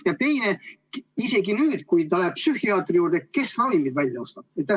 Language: Estonian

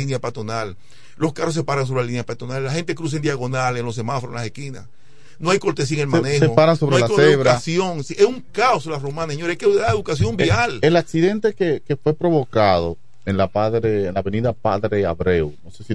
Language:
Spanish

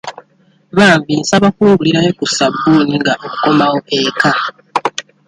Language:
Ganda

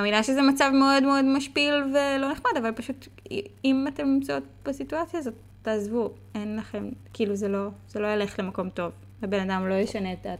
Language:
Hebrew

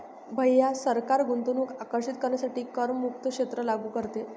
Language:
Marathi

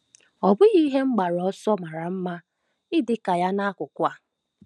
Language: Igbo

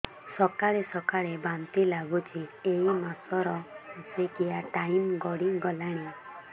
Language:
Odia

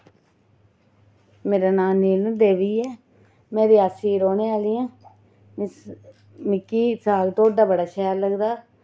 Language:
Dogri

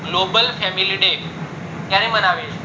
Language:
Gujarati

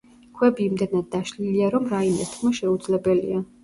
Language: Georgian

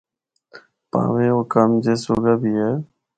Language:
Northern Hindko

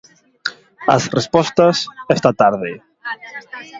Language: Galician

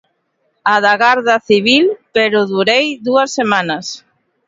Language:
Galician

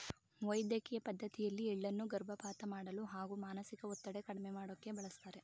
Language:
Kannada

